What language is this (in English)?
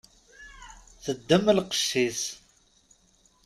Kabyle